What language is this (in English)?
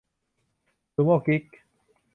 Thai